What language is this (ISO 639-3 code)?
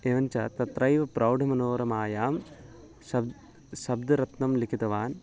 san